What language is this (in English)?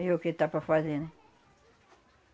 Portuguese